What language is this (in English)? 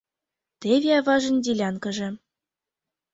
Mari